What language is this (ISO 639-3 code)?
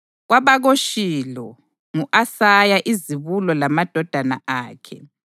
nde